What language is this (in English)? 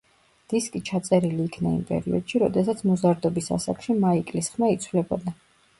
Georgian